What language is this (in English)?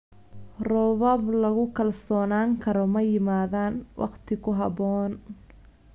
Somali